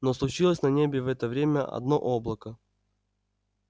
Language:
Russian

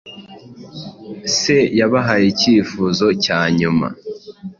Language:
Kinyarwanda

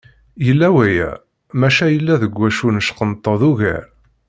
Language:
Kabyle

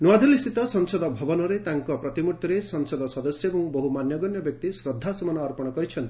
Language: Odia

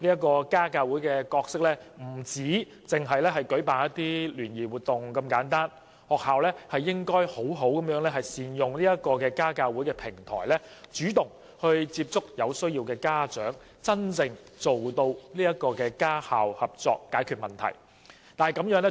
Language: Cantonese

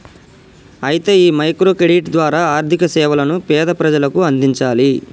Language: Telugu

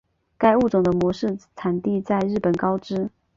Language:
Chinese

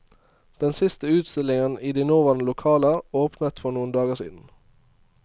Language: Norwegian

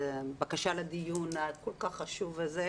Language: Hebrew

